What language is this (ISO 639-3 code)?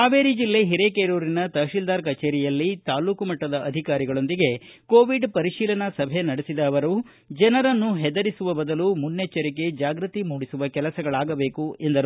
kan